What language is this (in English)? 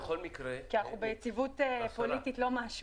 Hebrew